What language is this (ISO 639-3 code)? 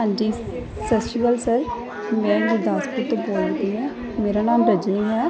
pan